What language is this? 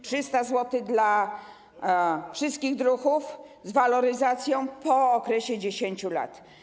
Polish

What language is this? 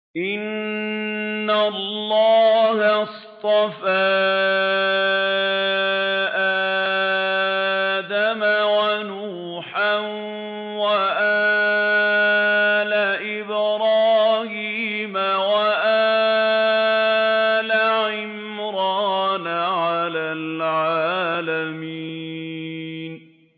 Arabic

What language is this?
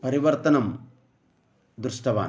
Sanskrit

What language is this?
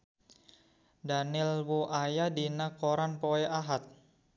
Sundanese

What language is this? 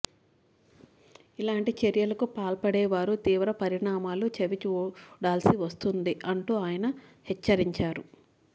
Telugu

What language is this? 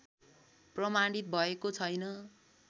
Nepali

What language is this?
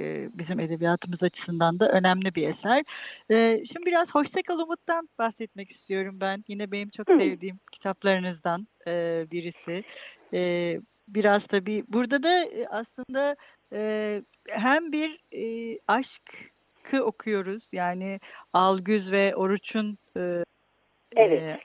Turkish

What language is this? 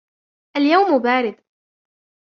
Arabic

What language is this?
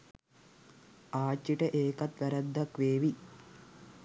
Sinhala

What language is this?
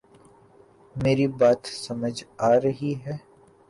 Urdu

